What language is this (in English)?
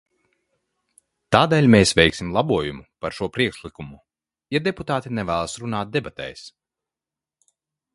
Latvian